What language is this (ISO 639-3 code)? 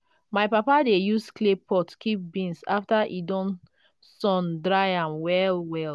pcm